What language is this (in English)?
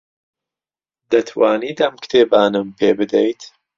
Central Kurdish